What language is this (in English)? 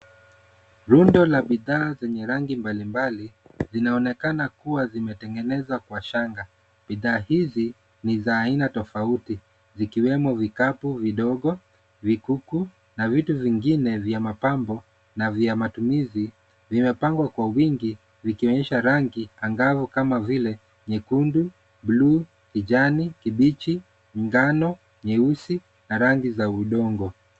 Swahili